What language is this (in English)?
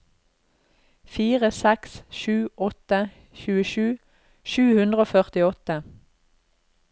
Norwegian